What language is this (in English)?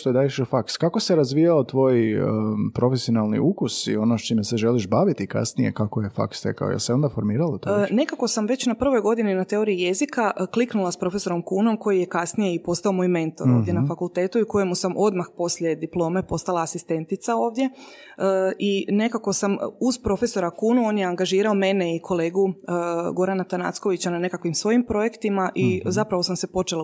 Croatian